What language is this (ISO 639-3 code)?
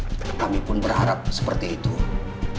ind